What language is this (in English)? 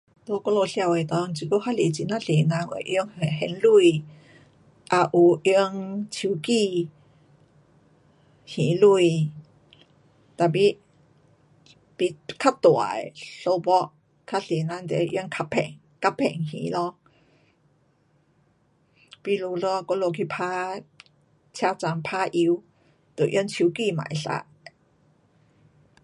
Pu-Xian Chinese